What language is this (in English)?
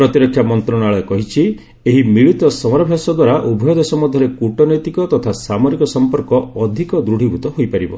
Odia